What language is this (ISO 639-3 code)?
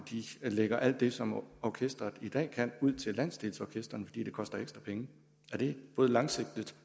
dan